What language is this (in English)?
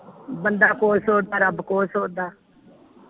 Punjabi